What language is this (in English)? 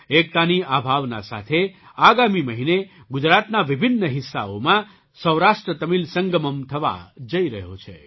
Gujarati